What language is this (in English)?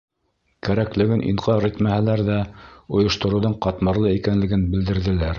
Bashkir